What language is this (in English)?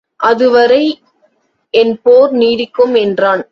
Tamil